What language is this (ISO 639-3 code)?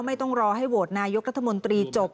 tha